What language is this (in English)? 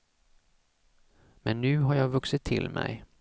Swedish